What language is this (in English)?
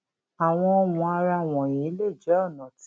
Yoruba